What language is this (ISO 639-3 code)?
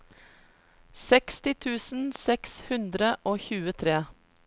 nor